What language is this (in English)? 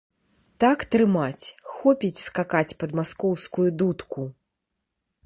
Belarusian